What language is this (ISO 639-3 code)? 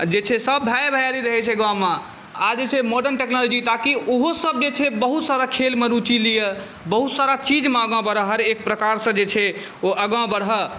mai